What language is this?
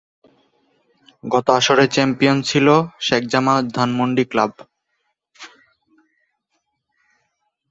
Bangla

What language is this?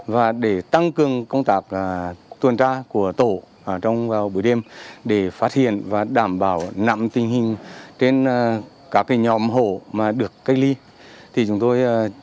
Vietnamese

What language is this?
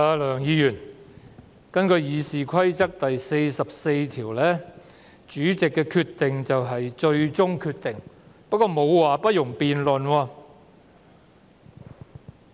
Cantonese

